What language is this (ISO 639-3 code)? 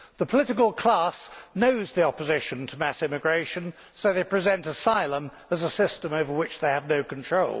eng